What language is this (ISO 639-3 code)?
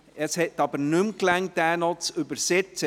gsw